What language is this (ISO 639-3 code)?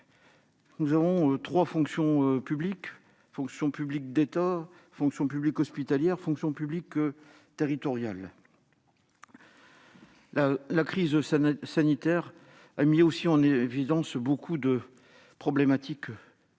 fra